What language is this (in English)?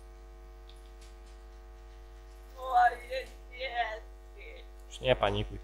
Polish